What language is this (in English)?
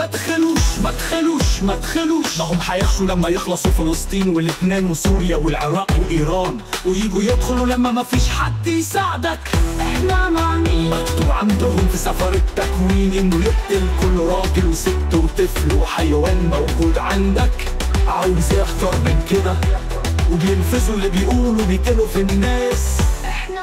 Arabic